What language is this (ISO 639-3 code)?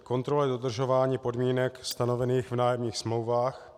ces